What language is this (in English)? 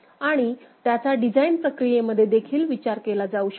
Marathi